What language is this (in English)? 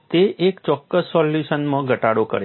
Gujarati